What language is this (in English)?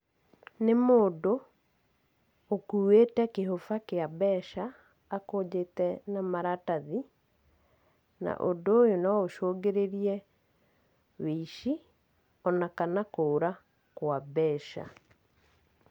Kikuyu